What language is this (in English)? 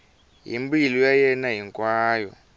Tsonga